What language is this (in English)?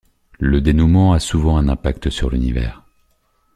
French